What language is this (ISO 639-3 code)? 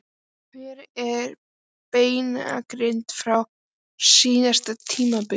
isl